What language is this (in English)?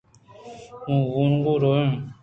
Eastern Balochi